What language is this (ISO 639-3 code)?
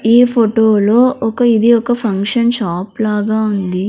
tel